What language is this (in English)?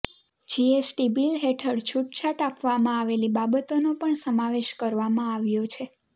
Gujarati